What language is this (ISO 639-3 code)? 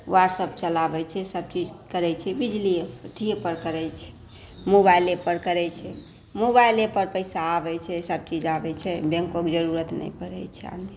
mai